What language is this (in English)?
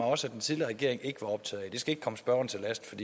Danish